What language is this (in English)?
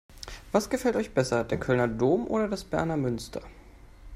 German